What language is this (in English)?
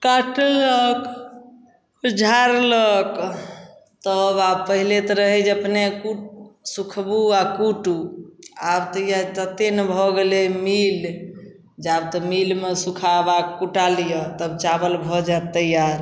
Maithili